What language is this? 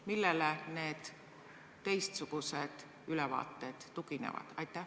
Estonian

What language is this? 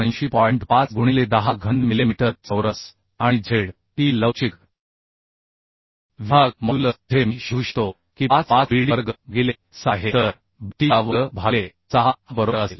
Marathi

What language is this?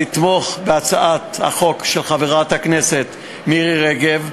Hebrew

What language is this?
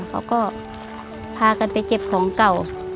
Thai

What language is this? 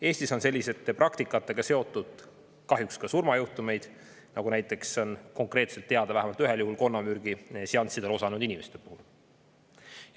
Estonian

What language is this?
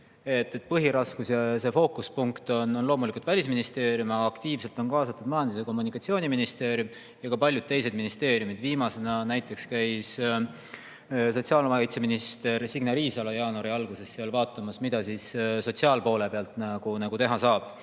Estonian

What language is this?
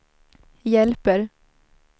Swedish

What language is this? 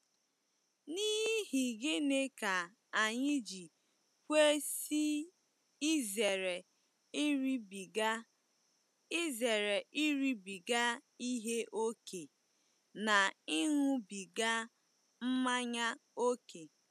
Igbo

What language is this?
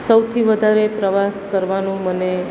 Gujarati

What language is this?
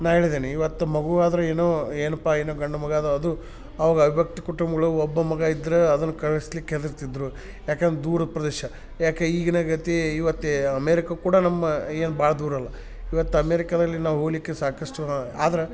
Kannada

